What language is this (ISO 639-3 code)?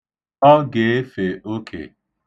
ibo